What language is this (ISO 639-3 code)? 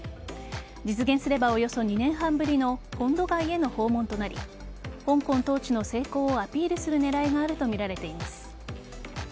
jpn